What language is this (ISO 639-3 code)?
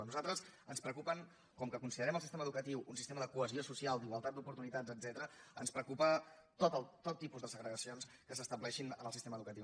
cat